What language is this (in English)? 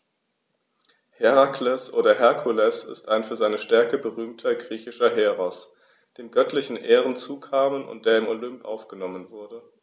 German